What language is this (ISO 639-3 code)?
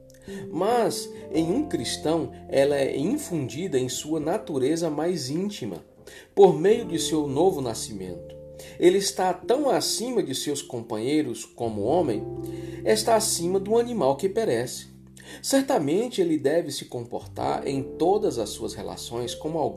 por